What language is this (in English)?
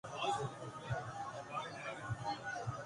Urdu